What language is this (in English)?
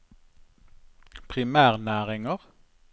Norwegian